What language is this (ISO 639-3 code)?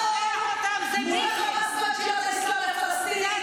heb